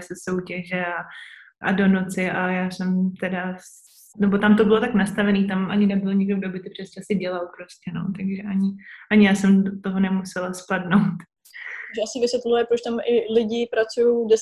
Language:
Czech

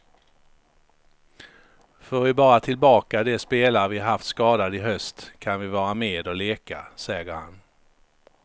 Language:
Swedish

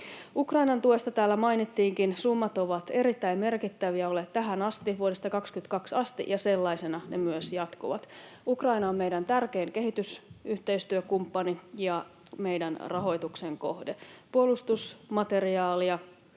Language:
Finnish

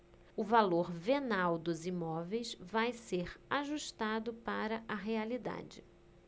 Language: Portuguese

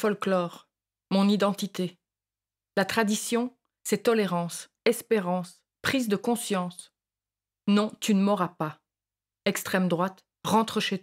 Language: French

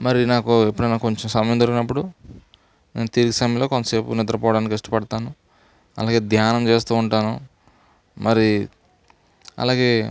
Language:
Telugu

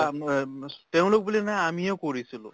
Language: Assamese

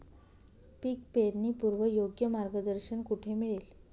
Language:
Marathi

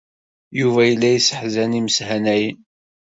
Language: Kabyle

